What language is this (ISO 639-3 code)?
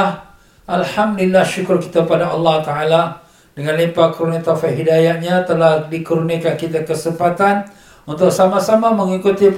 msa